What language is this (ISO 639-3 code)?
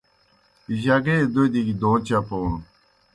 plk